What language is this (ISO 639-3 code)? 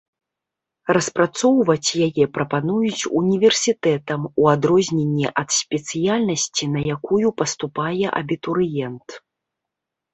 bel